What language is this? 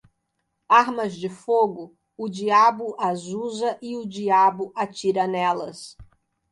Portuguese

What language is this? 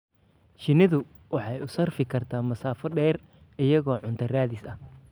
Somali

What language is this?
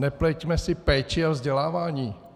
Czech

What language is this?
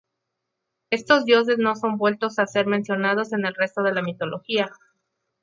Spanish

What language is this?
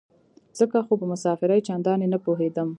Pashto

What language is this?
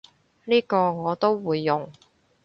Cantonese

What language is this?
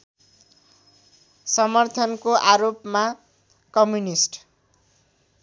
Nepali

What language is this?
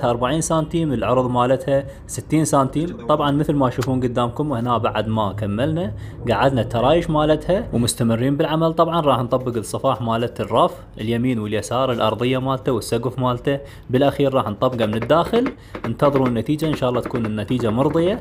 Arabic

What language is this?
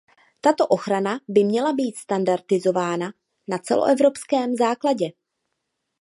Czech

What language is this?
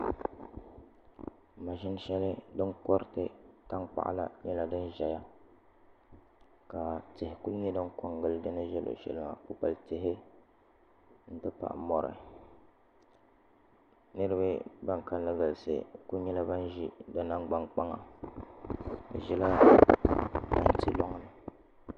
Dagbani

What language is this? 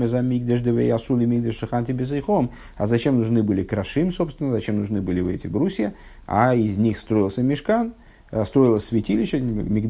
Russian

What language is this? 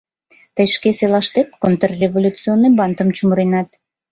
Mari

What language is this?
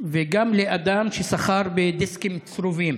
Hebrew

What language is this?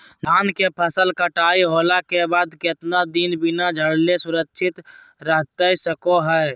Magahi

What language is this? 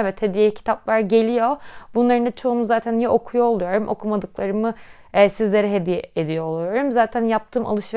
Turkish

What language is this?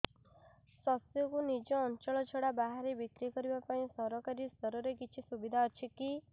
Odia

